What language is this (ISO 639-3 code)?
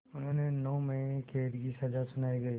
hin